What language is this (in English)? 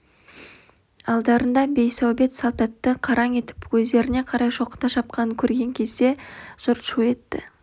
Kazakh